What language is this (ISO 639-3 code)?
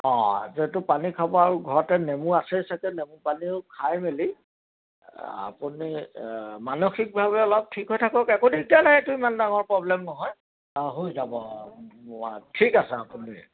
asm